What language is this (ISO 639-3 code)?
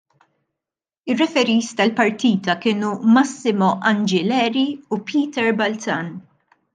mlt